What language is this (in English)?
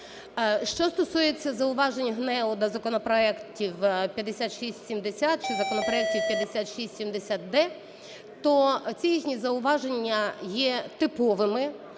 Ukrainian